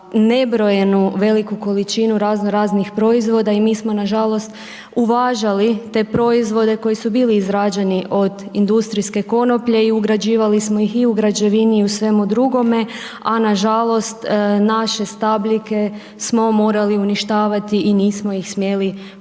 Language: Croatian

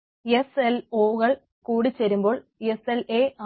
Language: Malayalam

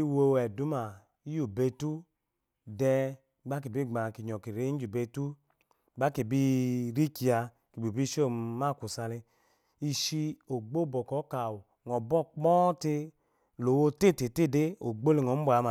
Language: Eloyi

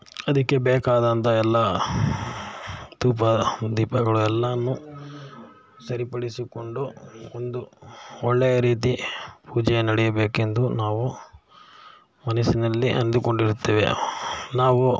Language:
Kannada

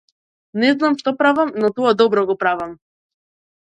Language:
Macedonian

